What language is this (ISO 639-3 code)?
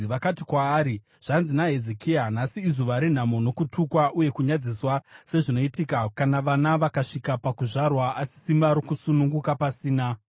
sna